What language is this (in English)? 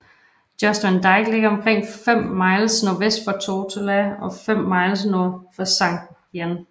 Danish